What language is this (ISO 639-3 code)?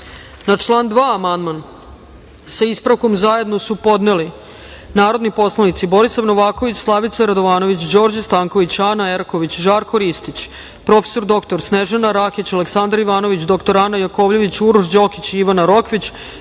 srp